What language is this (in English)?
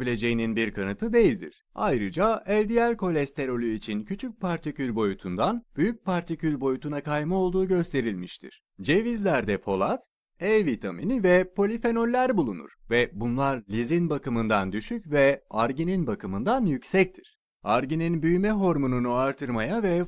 Turkish